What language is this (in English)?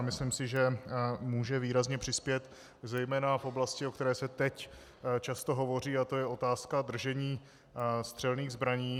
Czech